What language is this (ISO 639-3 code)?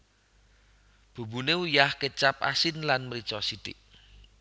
jav